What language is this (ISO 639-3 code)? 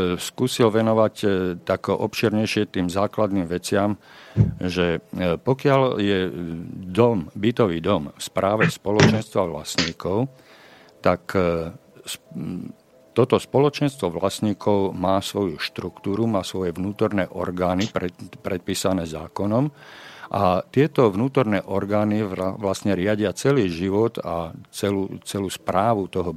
slk